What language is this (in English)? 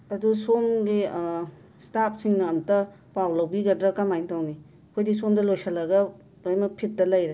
Manipuri